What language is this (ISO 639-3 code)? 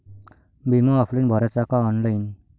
mar